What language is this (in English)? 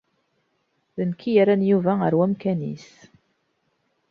Kabyle